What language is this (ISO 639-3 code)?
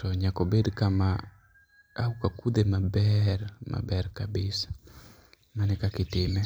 luo